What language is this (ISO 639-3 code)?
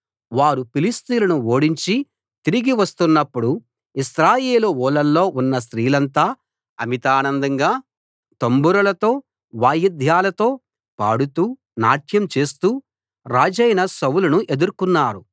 tel